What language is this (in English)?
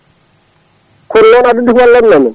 Fula